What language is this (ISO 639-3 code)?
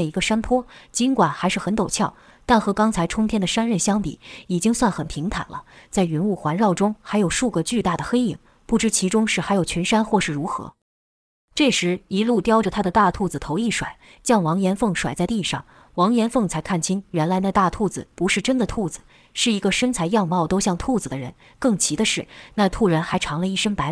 zho